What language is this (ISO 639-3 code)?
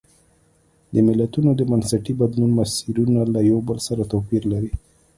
pus